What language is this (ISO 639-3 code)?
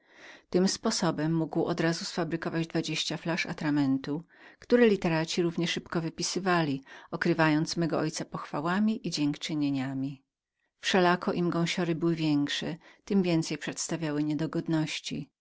pol